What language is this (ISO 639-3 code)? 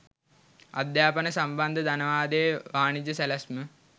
sin